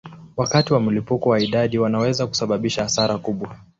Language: Swahili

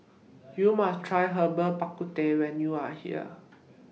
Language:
English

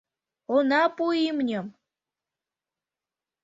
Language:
Mari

